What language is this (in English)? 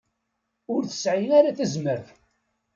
Kabyle